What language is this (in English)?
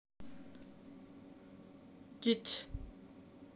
Russian